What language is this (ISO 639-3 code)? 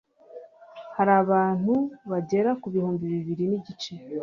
kin